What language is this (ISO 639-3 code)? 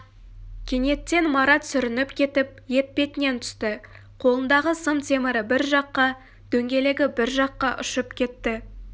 kaz